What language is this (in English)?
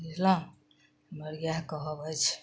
Maithili